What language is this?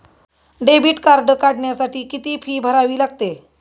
Marathi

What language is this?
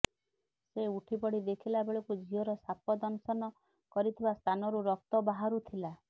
Odia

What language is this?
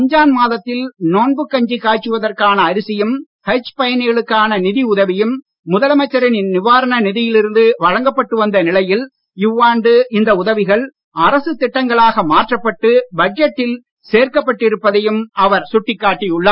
Tamil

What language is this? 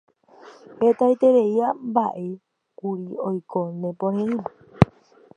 Guarani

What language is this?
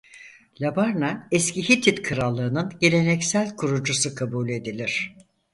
Turkish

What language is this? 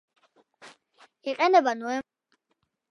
Georgian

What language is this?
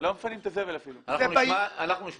Hebrew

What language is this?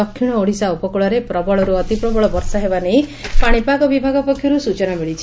Odia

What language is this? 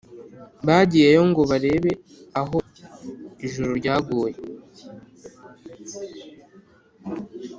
Kinyarwanda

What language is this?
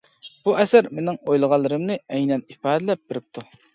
Uyghur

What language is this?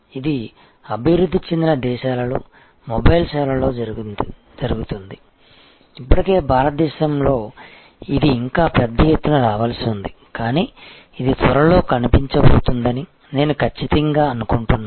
Telugu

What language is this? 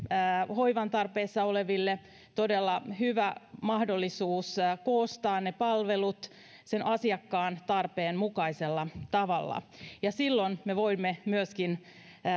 Finnish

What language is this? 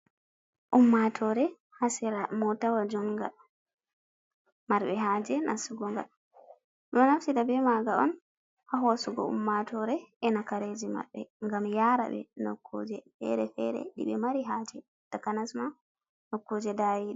Fula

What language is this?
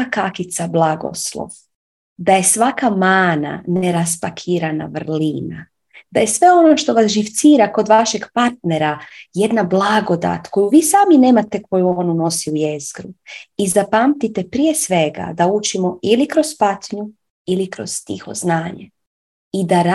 Croatian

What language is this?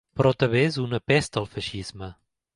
Catalan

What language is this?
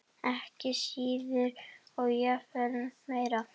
Icelandic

